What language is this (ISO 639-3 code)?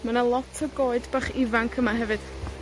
cym